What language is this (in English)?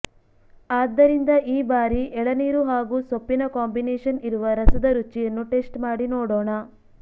Kannada